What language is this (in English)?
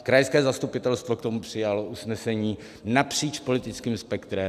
Czech